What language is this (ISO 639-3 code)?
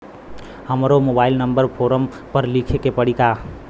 bho